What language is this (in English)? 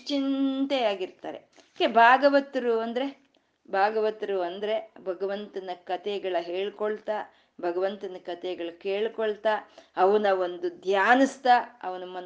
Kannada